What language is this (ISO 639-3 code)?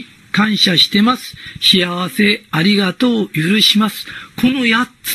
jpn